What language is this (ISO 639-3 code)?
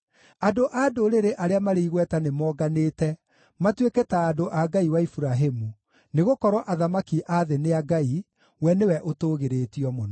kik